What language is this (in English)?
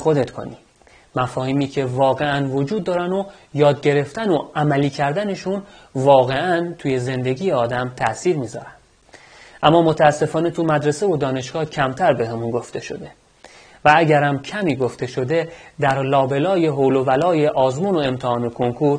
Persian